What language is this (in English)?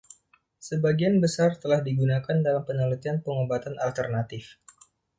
Indonesian